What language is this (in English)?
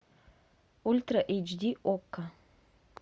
Russian